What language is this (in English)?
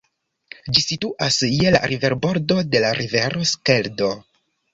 Esperanto